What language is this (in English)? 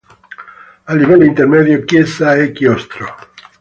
Italian